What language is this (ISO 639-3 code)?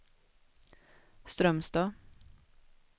swe